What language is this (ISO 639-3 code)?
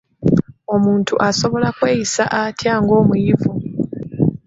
lug